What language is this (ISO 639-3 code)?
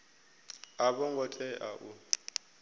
ven